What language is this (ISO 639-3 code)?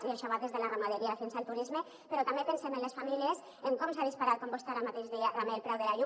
cat